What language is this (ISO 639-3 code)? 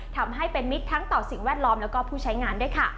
tha